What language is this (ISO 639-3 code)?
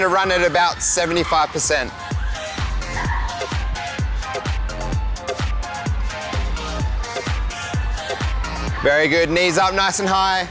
tha